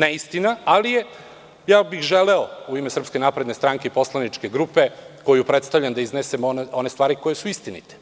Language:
Serbian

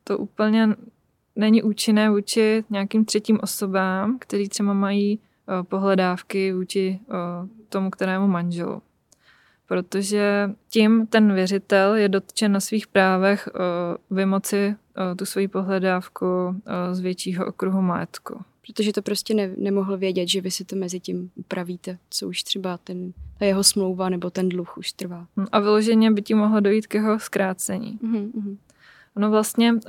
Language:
Czech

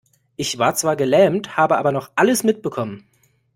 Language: German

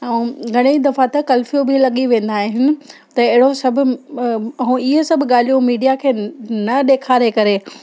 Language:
Sindhi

